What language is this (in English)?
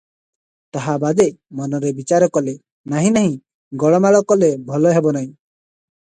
Odia